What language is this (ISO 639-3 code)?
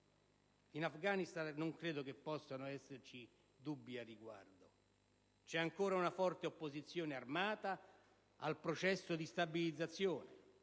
ita